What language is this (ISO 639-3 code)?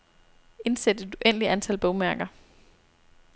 dan